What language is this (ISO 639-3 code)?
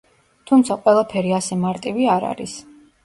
kat